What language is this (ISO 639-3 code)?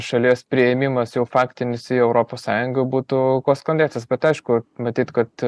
lit